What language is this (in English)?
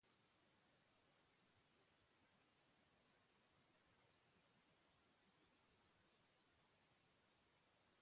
Basque